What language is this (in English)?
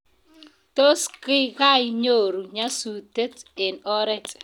Kalenjin